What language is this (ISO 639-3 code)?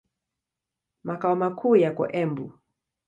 swa